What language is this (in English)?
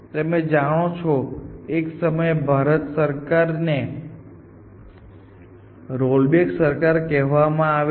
Gujarati